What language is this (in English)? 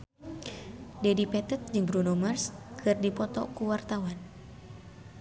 Sundanese